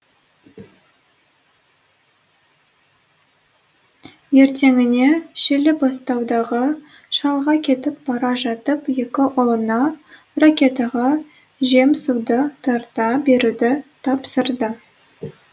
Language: Kazakh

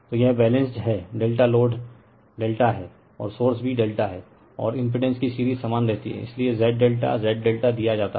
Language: Hindi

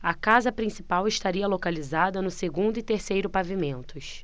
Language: Portuguese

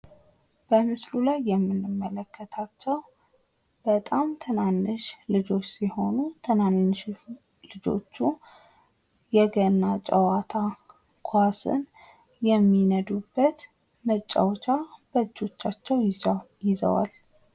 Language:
Amharic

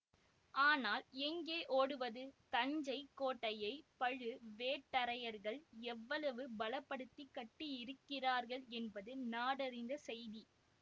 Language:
Tamil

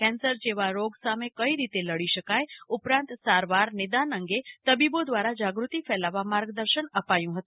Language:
Gujarati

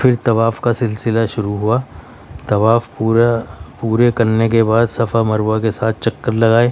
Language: Urdu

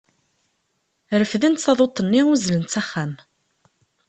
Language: Kabyle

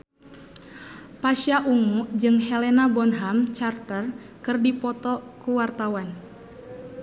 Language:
Sundanese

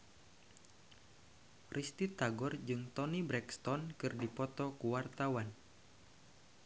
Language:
Sundanese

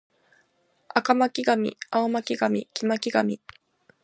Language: Japanese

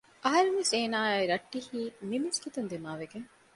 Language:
Divehi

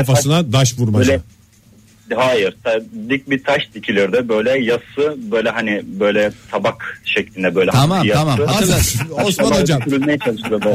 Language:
Turkish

